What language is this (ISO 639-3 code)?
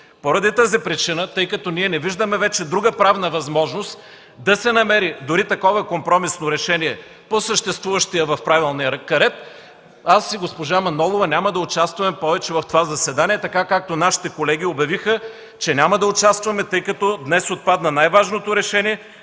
bul